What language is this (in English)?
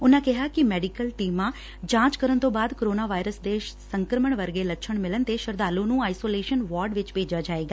Punjabi